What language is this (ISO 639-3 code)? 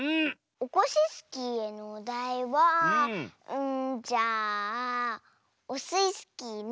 jpn